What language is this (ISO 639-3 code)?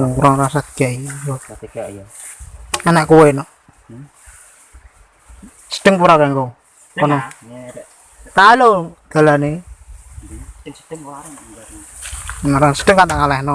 ind